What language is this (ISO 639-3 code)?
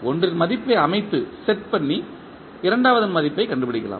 tam